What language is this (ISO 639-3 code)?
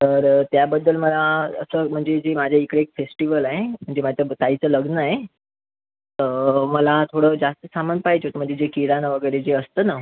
mar